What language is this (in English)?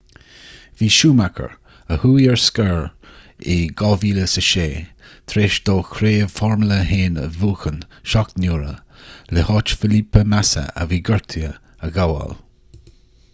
Irish